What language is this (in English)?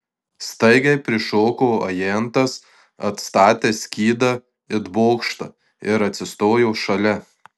Lithuanian